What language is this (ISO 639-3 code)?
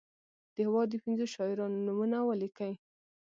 pus